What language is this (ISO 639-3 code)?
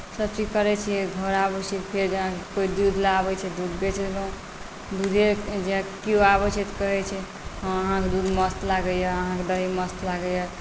mai